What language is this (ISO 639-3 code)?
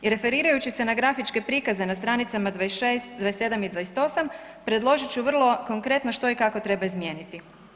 hrv